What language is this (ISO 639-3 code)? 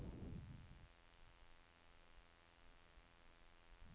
nor